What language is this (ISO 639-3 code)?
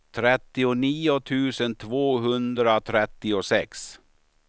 swe